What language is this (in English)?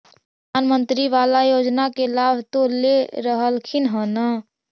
Magahi